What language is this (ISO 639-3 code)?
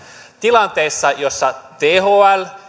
fin